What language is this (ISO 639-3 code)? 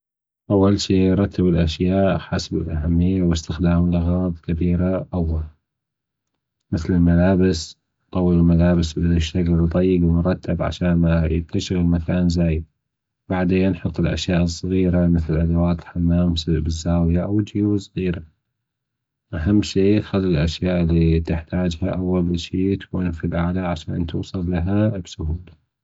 afb